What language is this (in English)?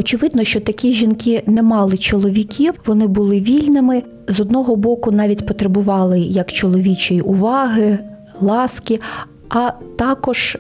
Ukrainian